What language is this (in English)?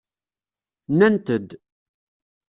Kabyle